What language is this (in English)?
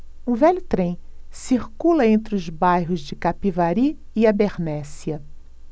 Portuguese